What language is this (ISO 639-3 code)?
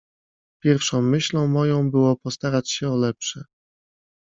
pol